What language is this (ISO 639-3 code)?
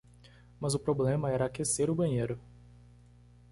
por